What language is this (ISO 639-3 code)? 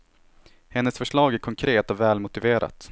swe